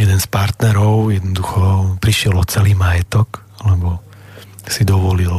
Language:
Slovak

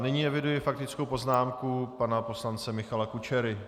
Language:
Czech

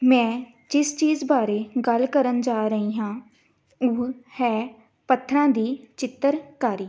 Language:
Punjabi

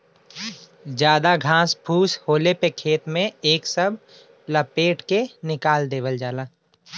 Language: Bhojpuri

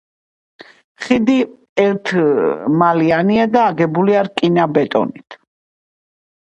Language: Georgian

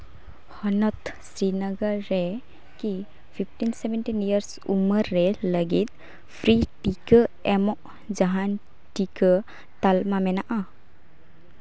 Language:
Santali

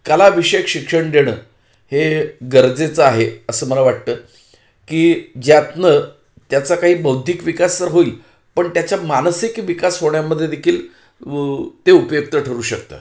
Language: Marathi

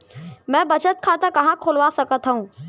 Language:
Chhattisgarhi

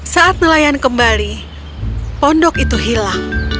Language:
Indonesian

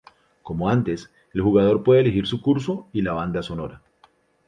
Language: Spanish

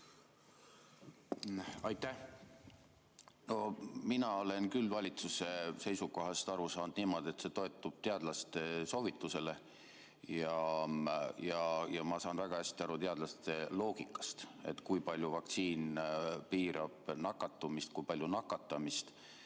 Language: Estonian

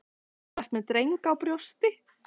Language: Icelandic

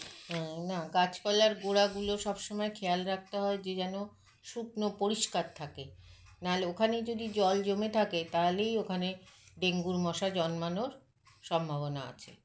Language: Bangla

